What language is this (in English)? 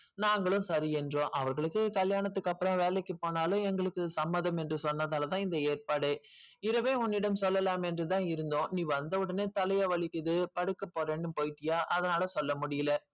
Tamil